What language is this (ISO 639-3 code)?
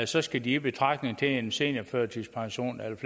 dan